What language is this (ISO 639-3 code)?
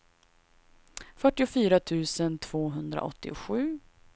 swe